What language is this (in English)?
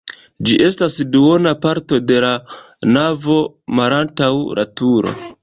Esperanto